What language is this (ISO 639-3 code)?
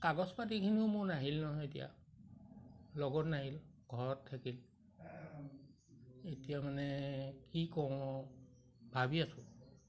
asm